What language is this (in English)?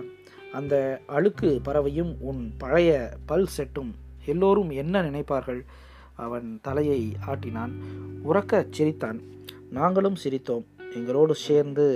Tamil